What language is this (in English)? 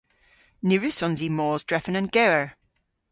Cornish